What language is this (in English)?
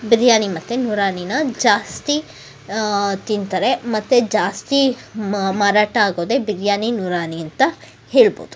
Kannada